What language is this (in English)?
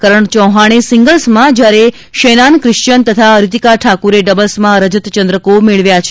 Gujarati